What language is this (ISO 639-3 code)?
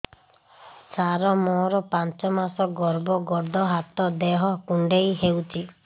ori